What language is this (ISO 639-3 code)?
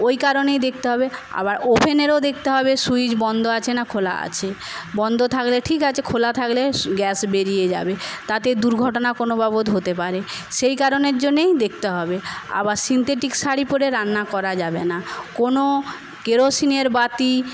ben